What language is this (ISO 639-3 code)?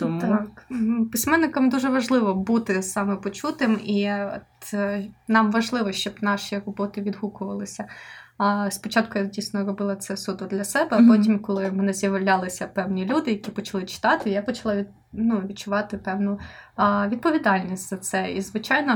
ukr